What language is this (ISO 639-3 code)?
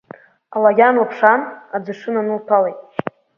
abk